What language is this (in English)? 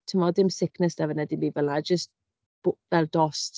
Welsh